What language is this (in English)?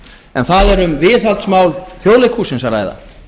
Icelandic